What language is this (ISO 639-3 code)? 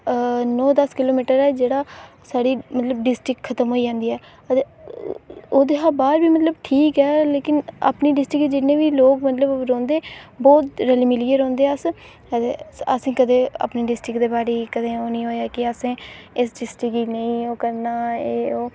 doi